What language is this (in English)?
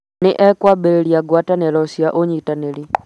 Kikuyu